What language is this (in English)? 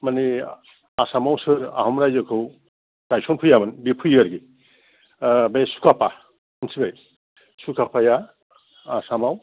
Bodo